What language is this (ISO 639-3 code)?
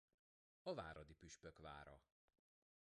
hun